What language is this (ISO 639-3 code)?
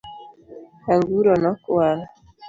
luo